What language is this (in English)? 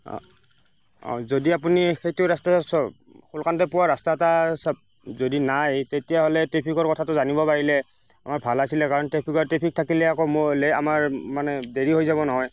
Assamese